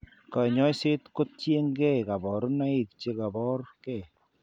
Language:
Kalenjin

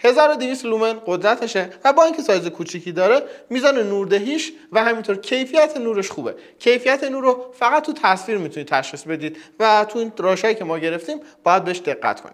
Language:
Persian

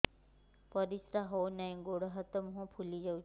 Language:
Odia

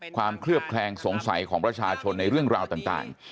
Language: Thai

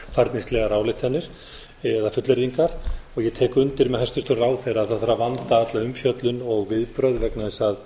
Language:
Icelandic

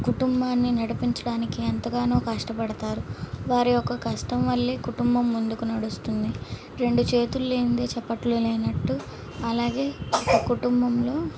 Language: Telugu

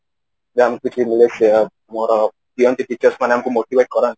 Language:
Odia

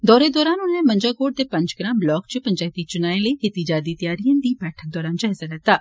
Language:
Dogri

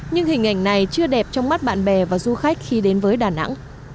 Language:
Vietnamese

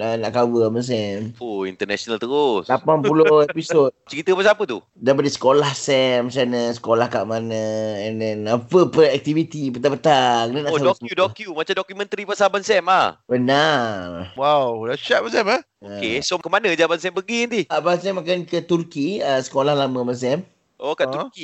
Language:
Malay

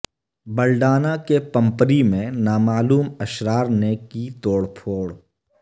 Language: Urdu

